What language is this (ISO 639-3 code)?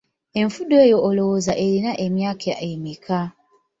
lug